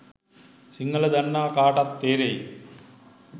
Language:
Sinhala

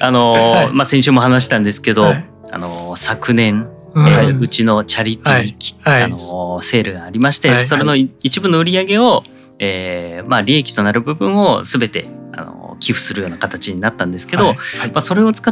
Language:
Japanese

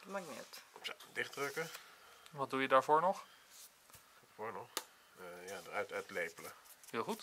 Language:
Dutch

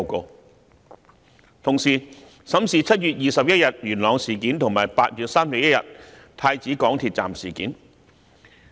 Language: Cantonese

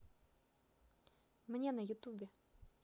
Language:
Russian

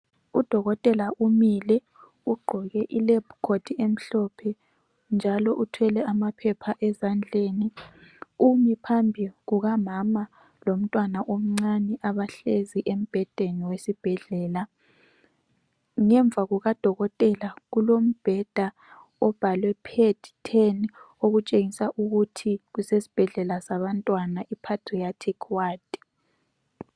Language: North Ndebele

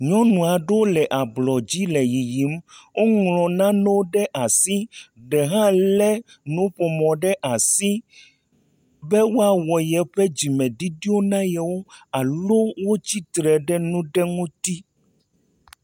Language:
Ewe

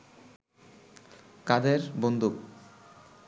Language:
Bangla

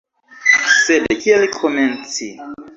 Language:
Esperanto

